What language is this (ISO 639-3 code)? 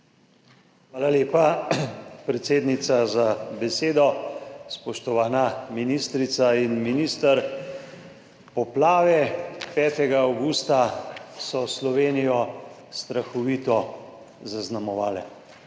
slv